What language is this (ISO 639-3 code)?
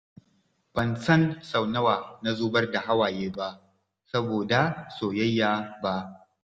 hau